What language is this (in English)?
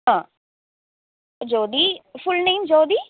Malayalam